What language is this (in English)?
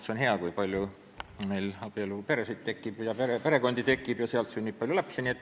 Estonian